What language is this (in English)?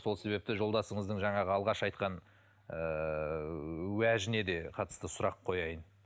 Kazakh